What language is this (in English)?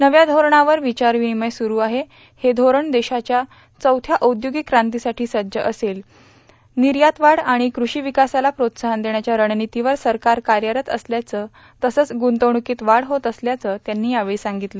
Marathi